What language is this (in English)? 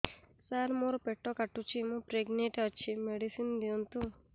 Odia